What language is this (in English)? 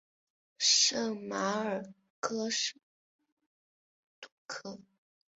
Chinese